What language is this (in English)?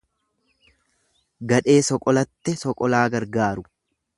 Oromo